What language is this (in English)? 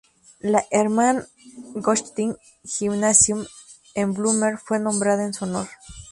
Spanish